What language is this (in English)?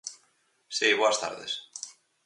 Galician